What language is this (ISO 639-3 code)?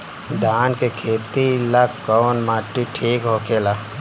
bho